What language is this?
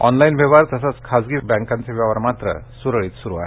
Marathi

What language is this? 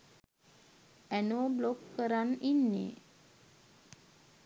Sinhala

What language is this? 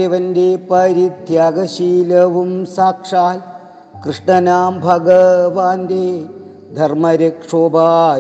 Malayalam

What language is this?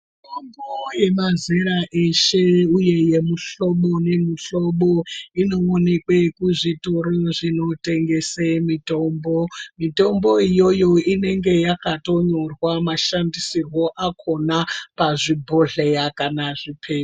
Ndau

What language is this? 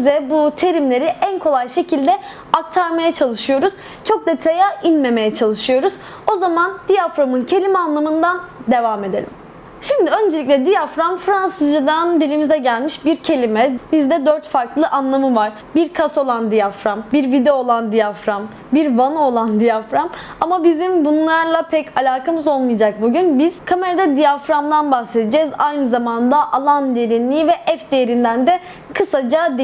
Turkish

